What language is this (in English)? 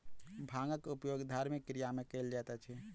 Maithili